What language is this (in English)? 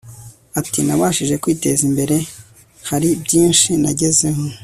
Kinyarwanda